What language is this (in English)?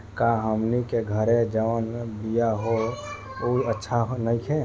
Bhojpuri